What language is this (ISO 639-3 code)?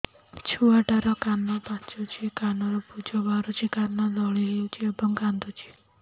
ori